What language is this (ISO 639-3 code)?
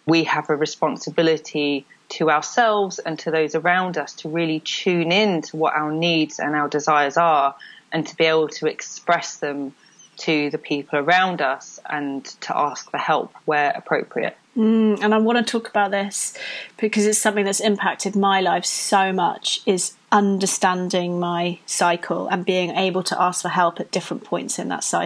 eng